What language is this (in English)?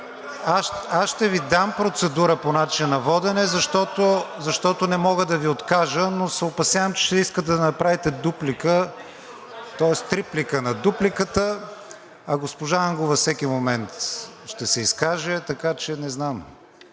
Bulgarian